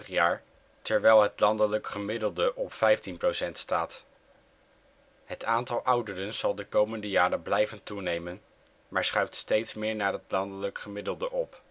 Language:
Dutch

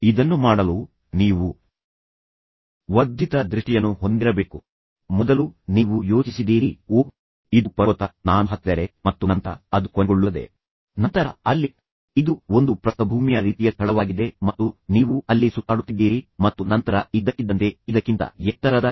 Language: Kannada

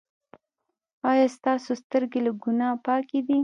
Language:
Pashto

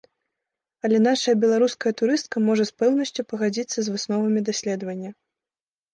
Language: Belarusian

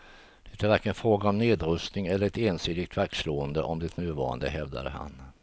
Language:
Swedish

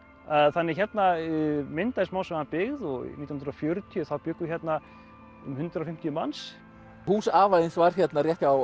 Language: Icelandic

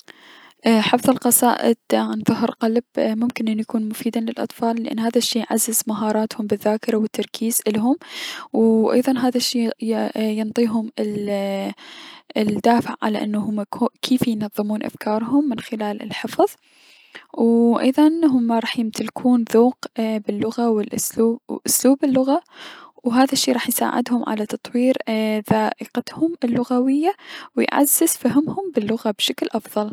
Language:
Mesopotamian Arabic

